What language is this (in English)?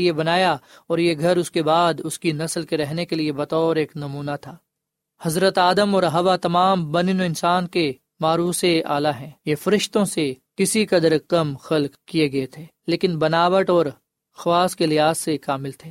Urdu